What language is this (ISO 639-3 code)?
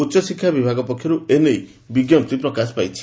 ori